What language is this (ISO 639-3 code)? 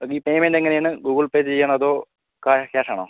mal